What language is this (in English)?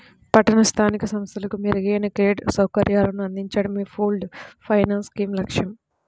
Telugu